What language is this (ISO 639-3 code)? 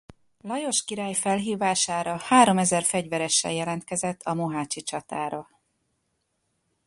hun